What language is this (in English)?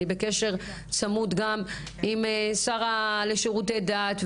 Hebrew